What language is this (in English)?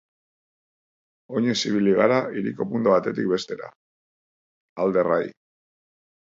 Basque